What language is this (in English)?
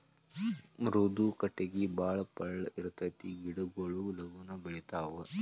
Kannada